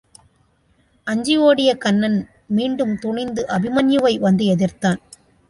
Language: Tamil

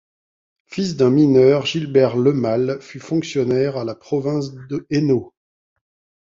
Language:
French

